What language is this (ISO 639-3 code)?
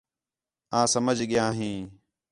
xhe